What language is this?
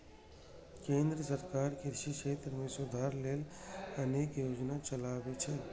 Maithili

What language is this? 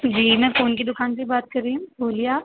Urdu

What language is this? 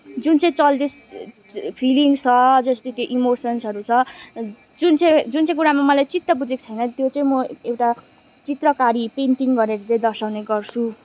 Nepali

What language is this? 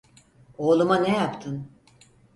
Turkish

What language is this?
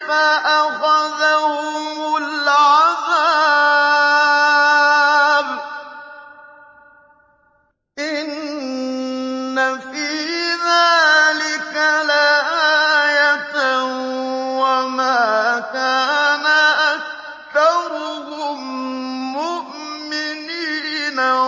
Arabic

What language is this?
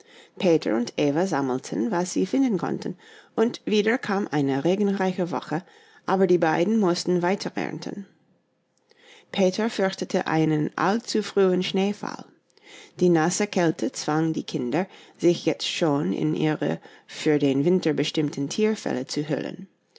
German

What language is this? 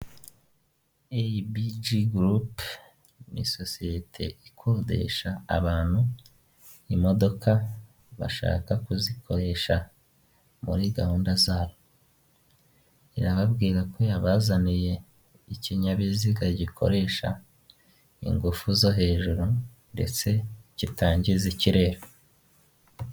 Kinyarwanda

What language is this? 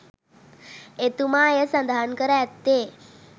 Sinhala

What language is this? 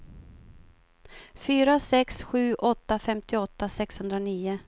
Swedish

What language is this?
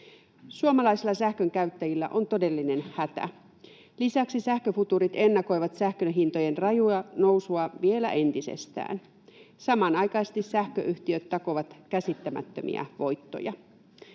Finnish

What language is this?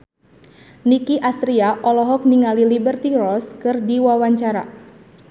Sundanese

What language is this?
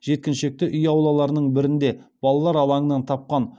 Kazakh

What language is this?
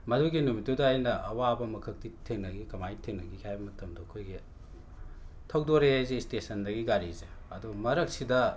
Manipuri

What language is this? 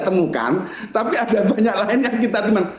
Indonesian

